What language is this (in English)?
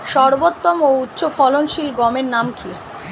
Bangla